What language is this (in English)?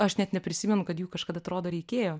Lithuanian